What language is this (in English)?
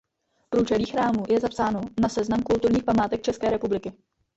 Czech